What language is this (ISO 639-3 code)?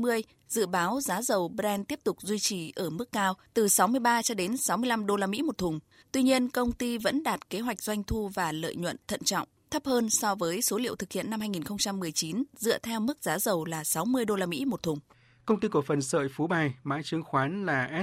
vie